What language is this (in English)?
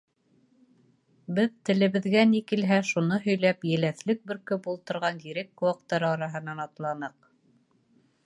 Bashkir